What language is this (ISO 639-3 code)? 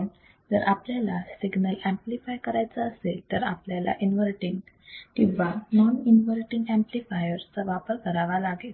mar